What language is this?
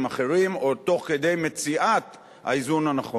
Hebrew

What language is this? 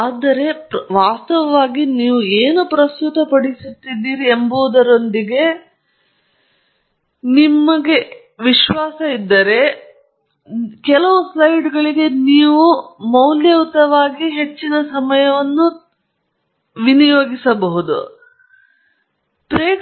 Kannada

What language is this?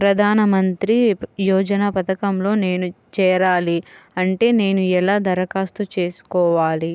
Telugu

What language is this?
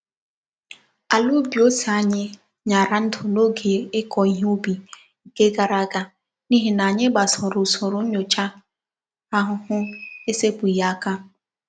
Igbo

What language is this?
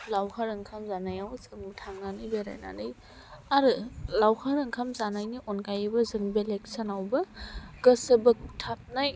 Bodo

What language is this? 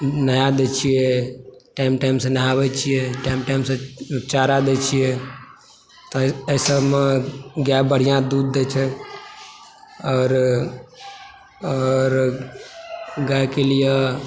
Maithili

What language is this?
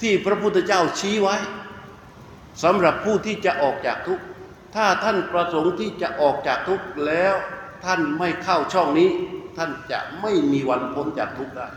Thai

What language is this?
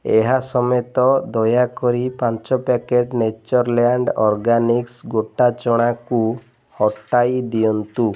Odia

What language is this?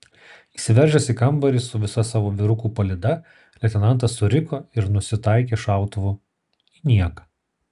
Lithuanian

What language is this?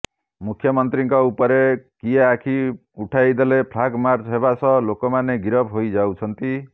Odia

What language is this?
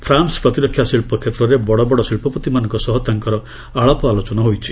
Odia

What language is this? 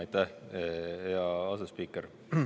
Estonian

